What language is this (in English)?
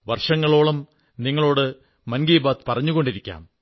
Malayalam